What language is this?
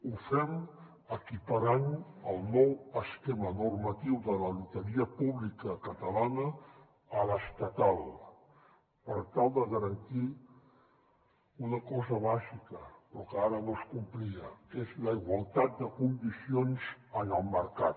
Catalan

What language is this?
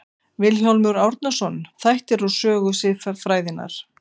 Icelandic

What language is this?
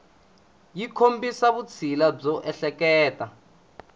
Tsonga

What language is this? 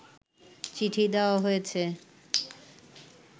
Bangla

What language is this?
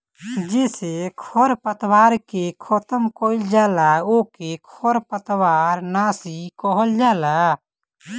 Bhojpuri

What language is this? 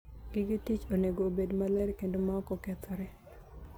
Luo (Kenya and Tanzania)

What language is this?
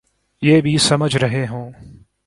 Urdu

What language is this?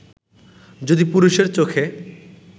Bangla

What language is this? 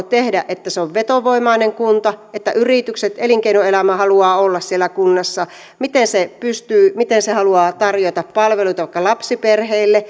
Finnish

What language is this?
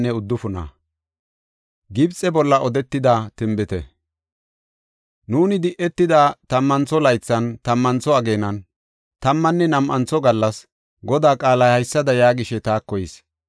Gofa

